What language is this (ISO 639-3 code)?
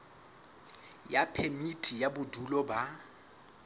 sot